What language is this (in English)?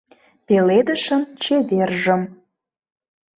Mari